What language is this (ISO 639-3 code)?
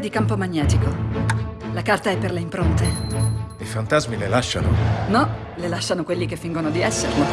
ita